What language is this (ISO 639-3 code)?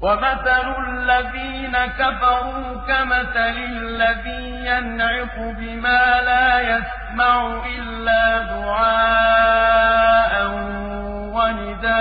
ara